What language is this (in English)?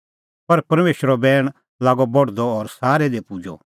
Kullu Pahari